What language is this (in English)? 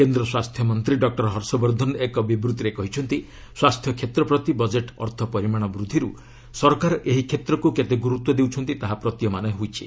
Odia